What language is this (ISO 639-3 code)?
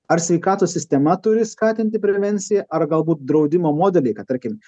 lit